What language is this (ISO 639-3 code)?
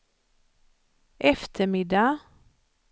swe